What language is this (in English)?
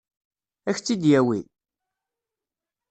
Kabyle